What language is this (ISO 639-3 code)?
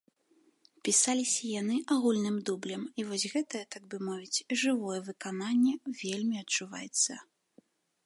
bel